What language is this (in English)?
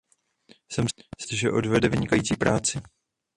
Czech